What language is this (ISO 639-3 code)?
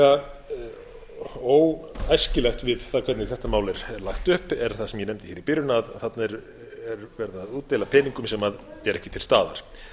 isl